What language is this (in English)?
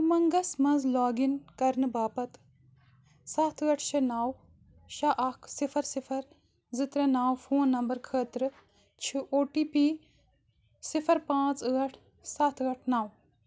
Kashmiri